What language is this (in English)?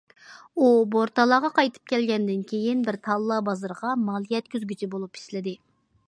Uyghur